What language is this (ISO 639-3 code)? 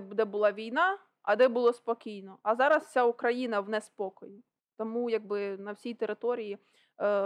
ukr